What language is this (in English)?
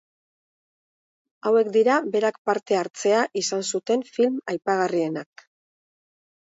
Basque